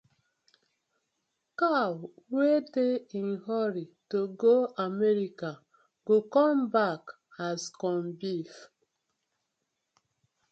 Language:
Nigerian Pidgin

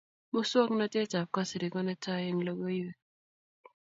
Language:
Kalenjin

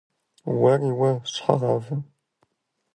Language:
Kabardian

